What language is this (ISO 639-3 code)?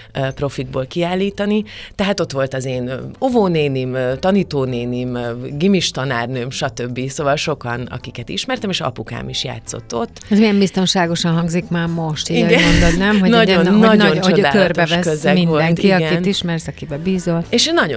hun